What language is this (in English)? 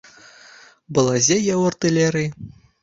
Belarusian